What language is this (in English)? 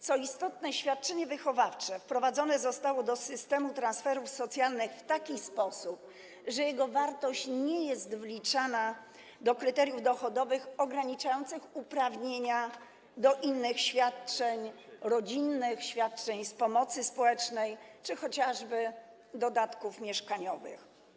Polish